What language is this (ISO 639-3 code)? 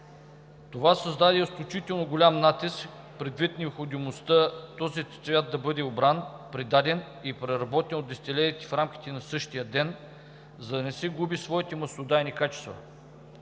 bul